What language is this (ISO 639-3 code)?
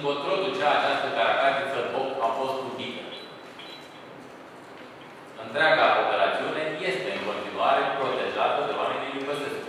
ron